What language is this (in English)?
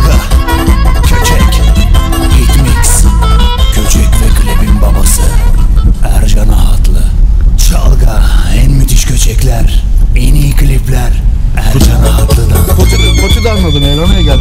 Turkish